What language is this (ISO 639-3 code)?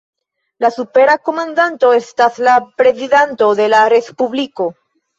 epo